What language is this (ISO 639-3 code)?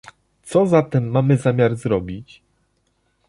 pol